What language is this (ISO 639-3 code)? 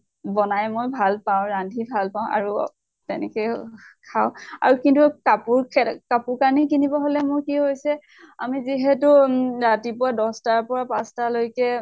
asm